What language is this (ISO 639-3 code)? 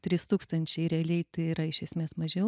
lit